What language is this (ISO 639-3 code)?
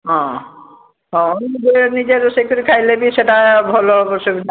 ori